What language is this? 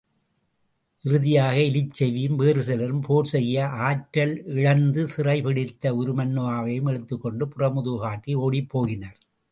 Tamil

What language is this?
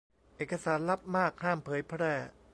Thai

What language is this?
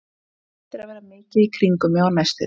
Icelandic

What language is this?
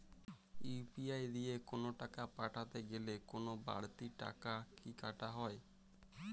Bangla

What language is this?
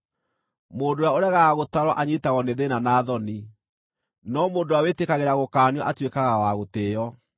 Kikuyu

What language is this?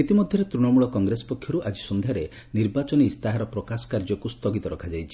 Odia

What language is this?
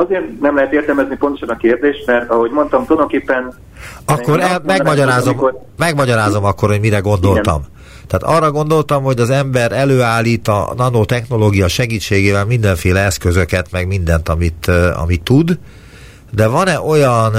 Hungarian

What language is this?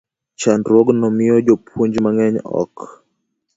Luo (Kenya and Tanzania)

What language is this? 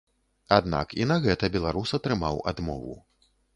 Belarusian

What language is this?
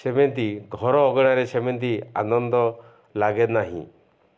Odia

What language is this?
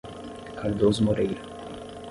Portuguese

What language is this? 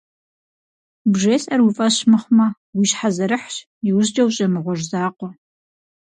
Kabardian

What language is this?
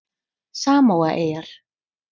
Icelandic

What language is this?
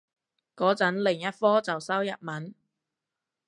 Cantonese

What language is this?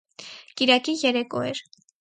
Armenian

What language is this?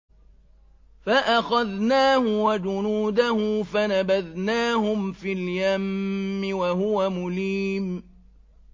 Arabic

